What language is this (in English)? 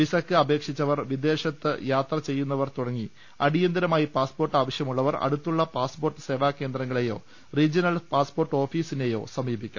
Malayalam